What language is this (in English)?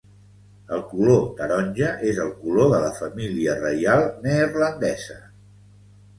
Catalan